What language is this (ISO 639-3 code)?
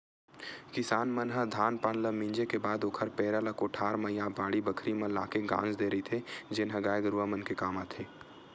hne